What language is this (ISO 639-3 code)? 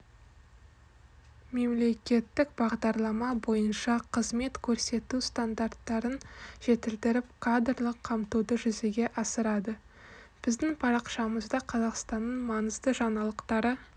kaz